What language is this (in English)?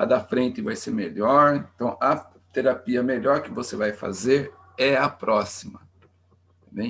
Portuguese